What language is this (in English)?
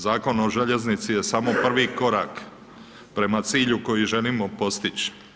Croatian